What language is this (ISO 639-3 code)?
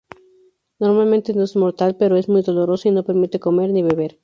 spa